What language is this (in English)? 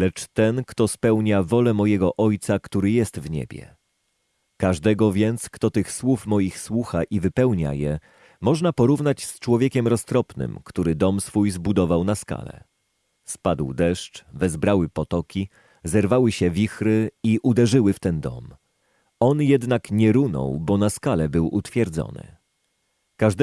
Polish